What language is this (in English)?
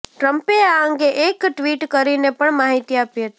Gujarati